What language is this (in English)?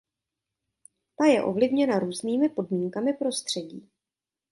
Czech